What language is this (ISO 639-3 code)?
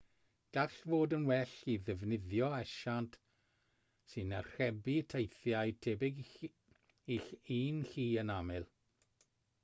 cym